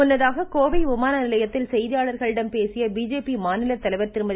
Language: Tamil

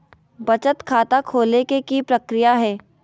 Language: Magahi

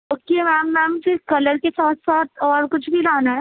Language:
Urdu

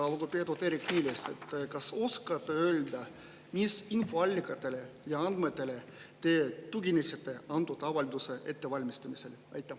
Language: Estonian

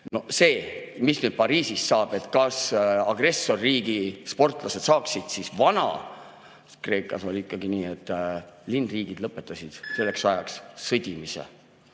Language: Estonian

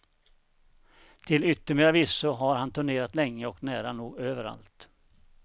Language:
Swedish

